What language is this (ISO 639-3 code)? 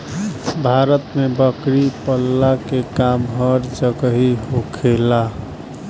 bho